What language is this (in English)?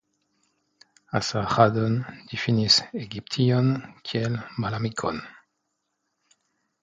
Esperanto